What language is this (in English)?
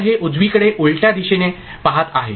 Marathi